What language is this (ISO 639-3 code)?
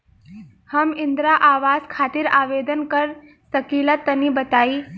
bho